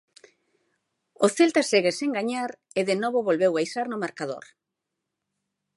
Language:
Galician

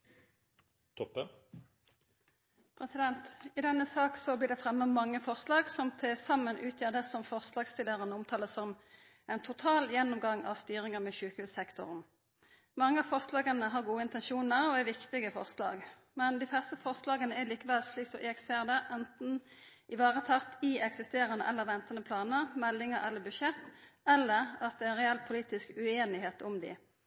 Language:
Norwegian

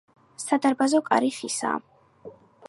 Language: Georgian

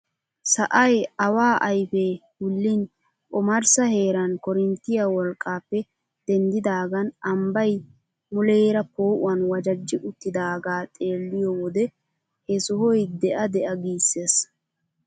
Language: Wolaytta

